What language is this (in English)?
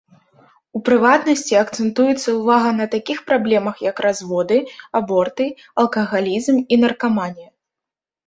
Belarusian